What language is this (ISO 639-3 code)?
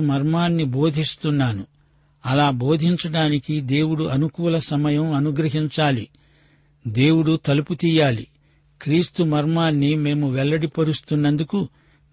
tel